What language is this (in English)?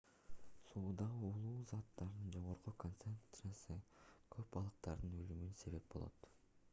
Kyrgyz